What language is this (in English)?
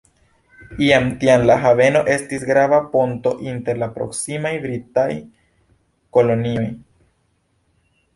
Esperanto